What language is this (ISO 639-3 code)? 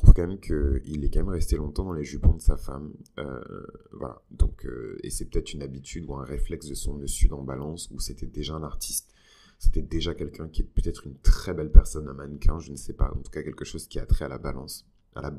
fra